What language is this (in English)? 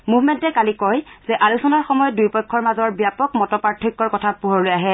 Assamese